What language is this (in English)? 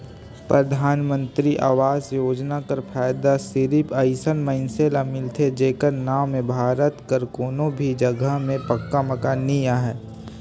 Chhattisgarhi